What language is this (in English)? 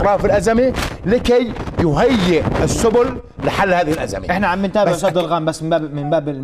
Arabic